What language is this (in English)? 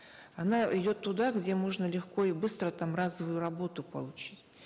Kazakh